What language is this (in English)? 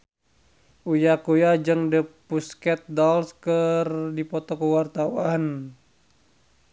Sundanese